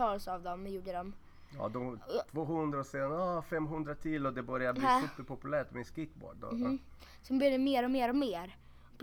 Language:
Swedish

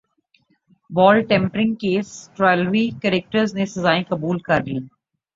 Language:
Urdu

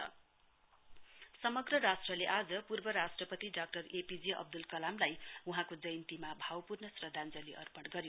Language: Nepali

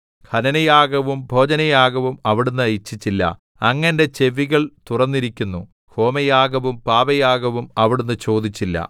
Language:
Malayalam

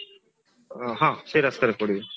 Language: Odia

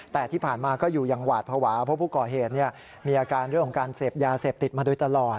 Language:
Thai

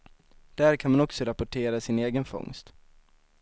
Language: Swedish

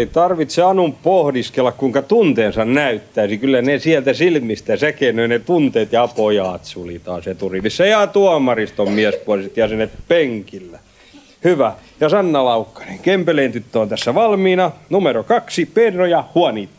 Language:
Finnish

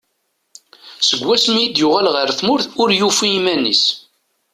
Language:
Kabyle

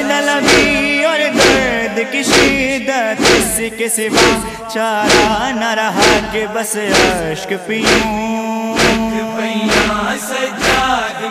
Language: Arabic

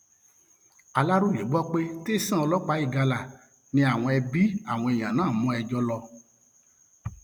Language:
Yoruba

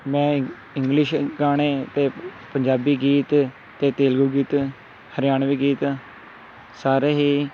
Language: Punjabi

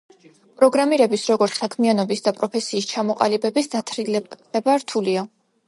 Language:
Georgian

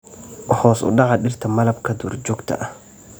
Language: Somali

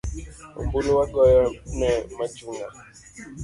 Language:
Luo (Kenya and Tanzania)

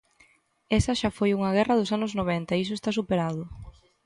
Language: Galician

